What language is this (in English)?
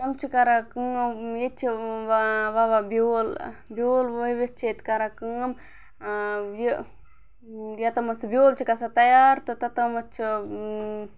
Kashmiri